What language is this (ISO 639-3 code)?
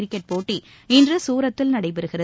tam